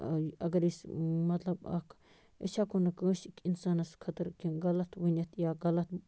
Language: Kashmiri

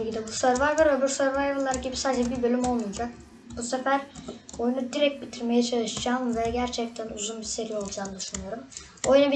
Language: Turkish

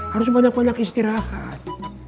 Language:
Indonesian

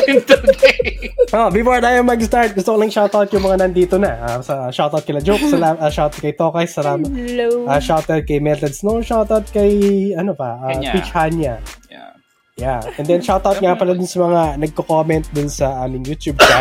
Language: Filipino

